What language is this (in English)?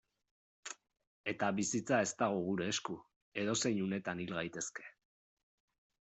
Basque